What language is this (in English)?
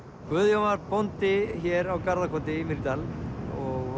Icelandic